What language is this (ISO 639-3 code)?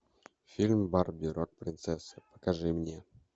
rus